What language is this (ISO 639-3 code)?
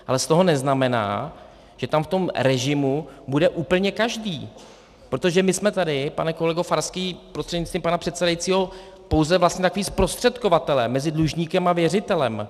ces